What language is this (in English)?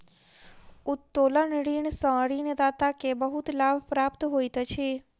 Maithili